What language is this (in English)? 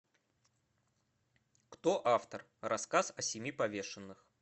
Russian